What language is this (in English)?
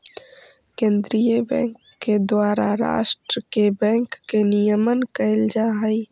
Magahi